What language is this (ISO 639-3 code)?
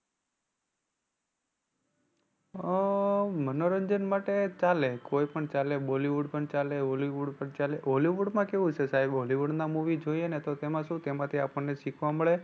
guj